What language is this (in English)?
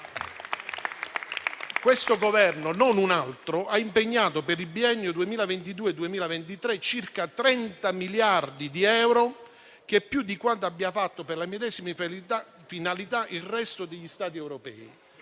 Italian